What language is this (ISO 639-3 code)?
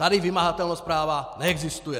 ces